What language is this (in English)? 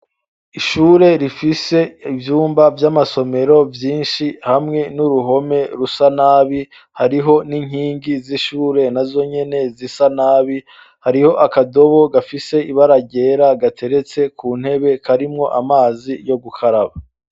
Rundi